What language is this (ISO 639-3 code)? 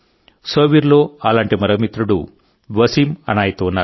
tel